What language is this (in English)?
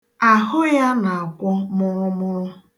Igbo